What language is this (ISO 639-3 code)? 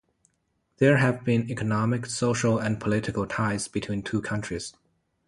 eng